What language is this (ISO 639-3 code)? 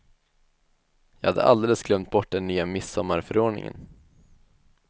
swe